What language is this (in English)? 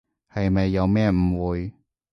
Cantonese